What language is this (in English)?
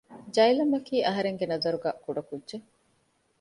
Divehi